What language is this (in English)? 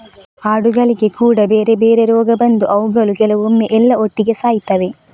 Kannada